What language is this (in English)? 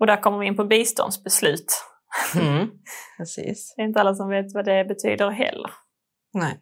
Swedish